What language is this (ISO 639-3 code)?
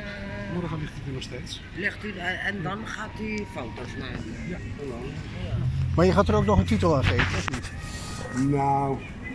nld